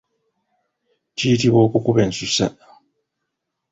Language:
Ganda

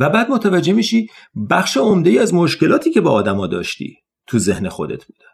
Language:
Persian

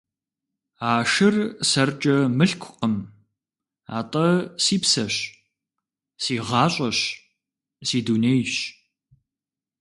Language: Kabardian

